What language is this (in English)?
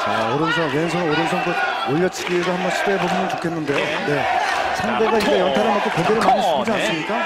Korean